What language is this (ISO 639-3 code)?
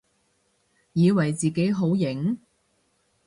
yue